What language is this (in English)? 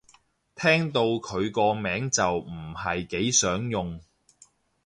Cantonese